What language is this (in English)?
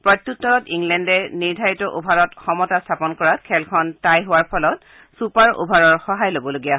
Assamese